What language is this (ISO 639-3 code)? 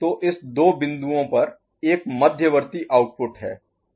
hin